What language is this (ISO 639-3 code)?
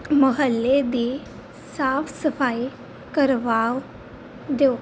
pan